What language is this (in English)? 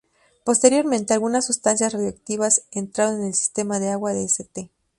Spanish